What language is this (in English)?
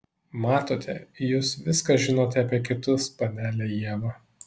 Lithuanian